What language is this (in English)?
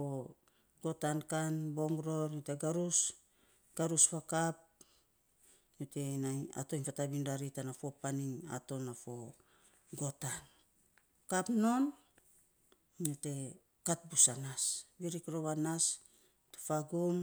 Saposa